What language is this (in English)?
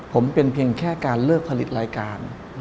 Thai